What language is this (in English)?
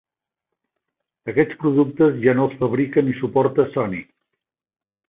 Catalan